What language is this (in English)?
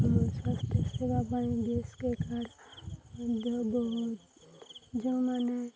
Odia